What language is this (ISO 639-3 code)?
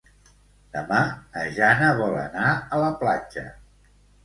cat